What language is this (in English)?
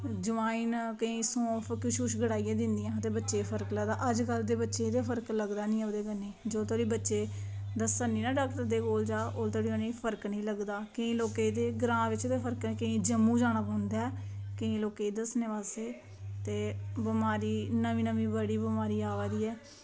Dogri